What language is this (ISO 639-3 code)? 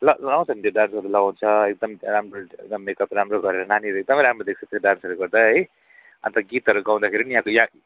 nep